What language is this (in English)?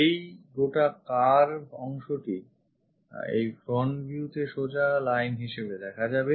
Bangla